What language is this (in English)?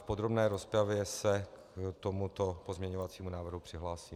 Czech